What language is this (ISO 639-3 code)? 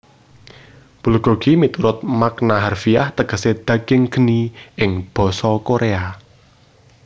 jav